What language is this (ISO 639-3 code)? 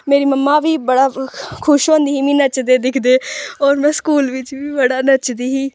doi